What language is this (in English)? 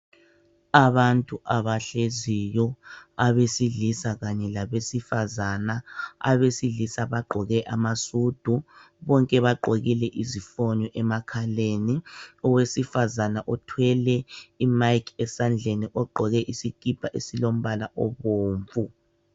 North Ndebele